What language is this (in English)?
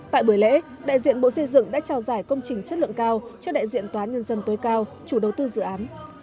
Vietnamese